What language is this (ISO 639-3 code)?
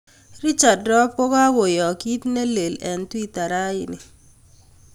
kln